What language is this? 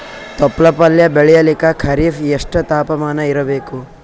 Kannada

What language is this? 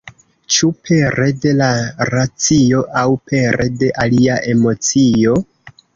Esperanto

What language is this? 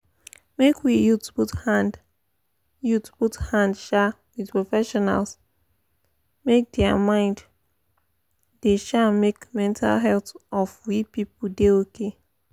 Nigerian Pidgin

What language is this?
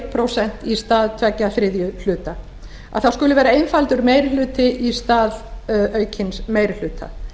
Icelandic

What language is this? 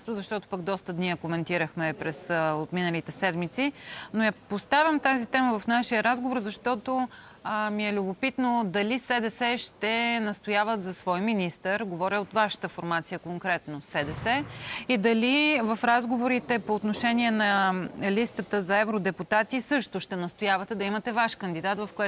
Bulgarian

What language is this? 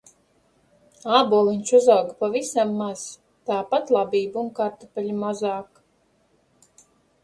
Latvian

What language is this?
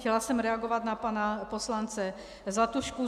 Czech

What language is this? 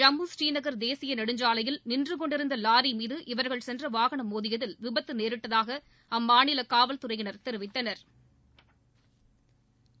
Tamil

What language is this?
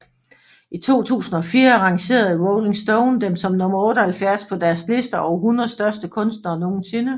Danish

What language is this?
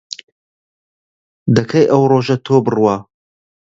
Central Kurdish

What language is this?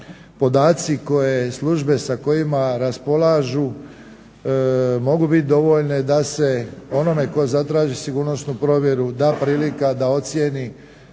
Croatian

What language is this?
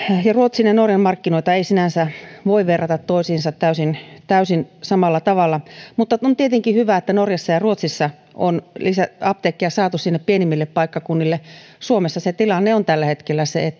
Finnish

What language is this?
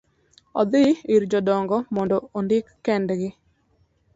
Luo (Kenya and Tanzania)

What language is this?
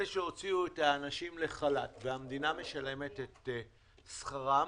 Hebrew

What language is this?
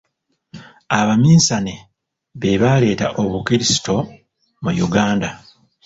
Ganda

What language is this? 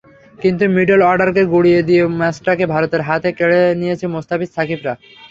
Bangla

